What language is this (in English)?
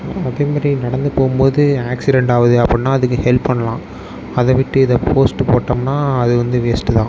Tamil